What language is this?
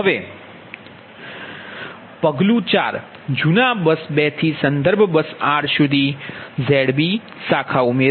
Gujarati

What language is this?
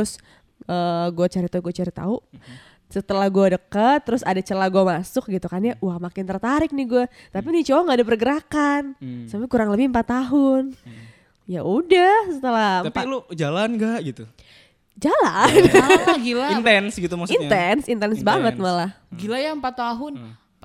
Indonesian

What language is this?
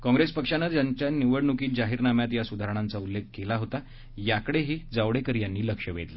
Marathi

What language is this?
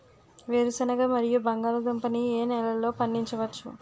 Telugu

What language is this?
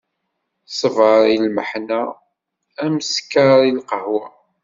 Kabyle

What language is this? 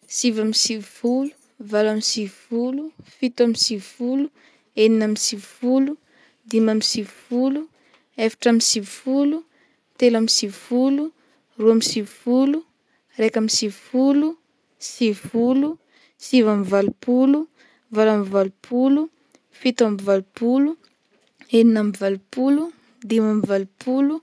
Northern Betsimisaraka Malagasy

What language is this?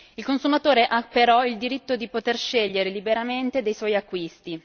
Italian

